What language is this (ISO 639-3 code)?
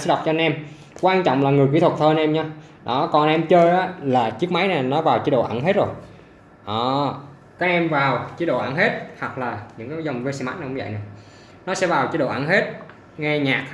vie